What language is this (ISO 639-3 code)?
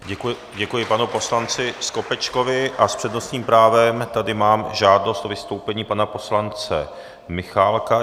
ces